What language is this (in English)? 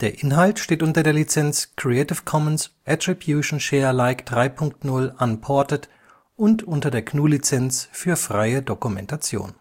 German